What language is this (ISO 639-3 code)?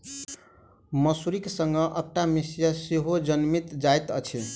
mai